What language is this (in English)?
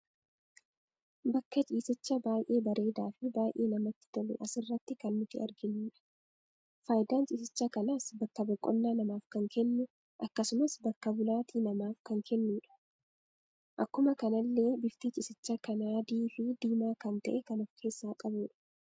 Oromo